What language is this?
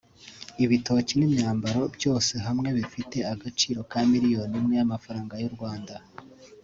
Kinyarwanda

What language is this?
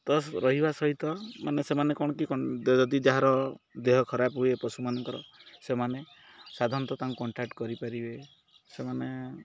Odia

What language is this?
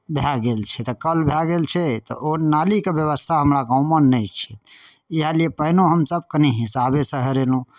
Maithili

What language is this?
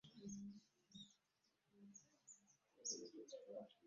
Ganda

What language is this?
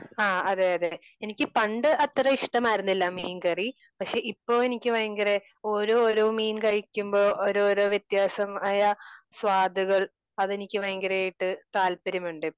Malayalam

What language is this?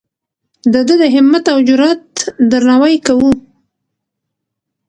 Pashto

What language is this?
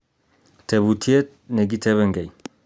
Kalenjin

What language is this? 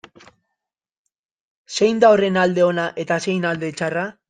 Basque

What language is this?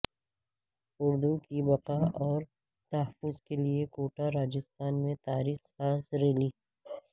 Urdu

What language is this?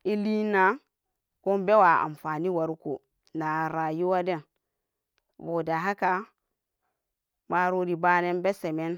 Samba Daka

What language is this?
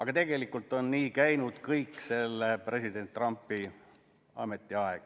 Estonian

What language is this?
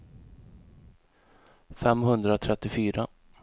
Swedish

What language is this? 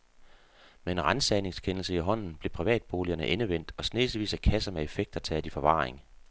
Danish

